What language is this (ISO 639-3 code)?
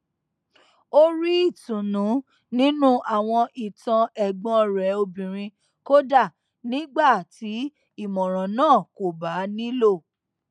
yor